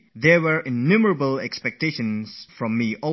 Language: English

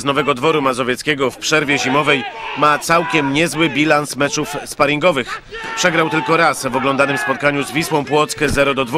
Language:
Polish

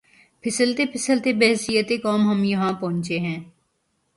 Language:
Urdu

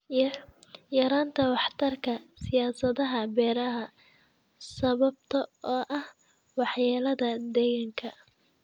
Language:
Somali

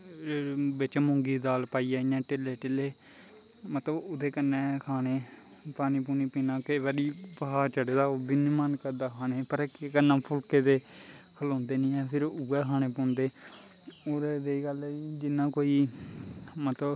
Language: Dogri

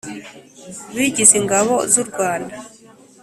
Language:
Kinyarwanda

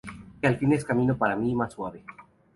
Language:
Spanish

